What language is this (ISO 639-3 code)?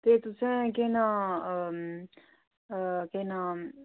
doi